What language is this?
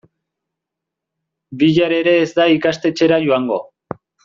Basque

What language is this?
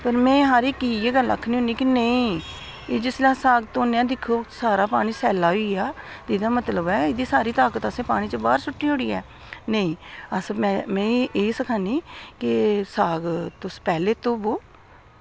Dogri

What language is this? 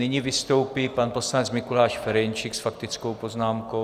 Czech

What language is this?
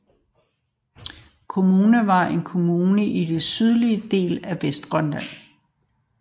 Danish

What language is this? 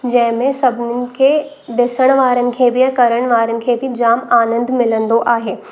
Sindhi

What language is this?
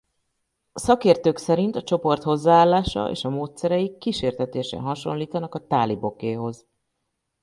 Hungarian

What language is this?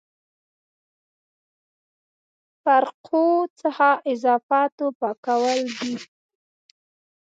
Pashto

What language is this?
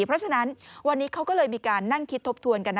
Thai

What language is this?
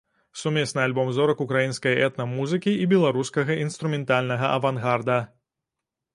Belarusian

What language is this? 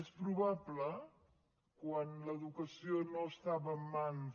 Catalan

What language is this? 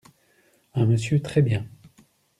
French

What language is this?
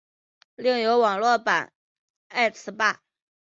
Chinese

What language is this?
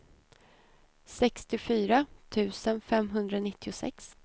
Swedish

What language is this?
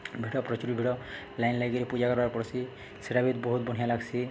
Odia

